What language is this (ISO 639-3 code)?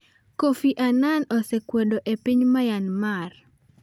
luo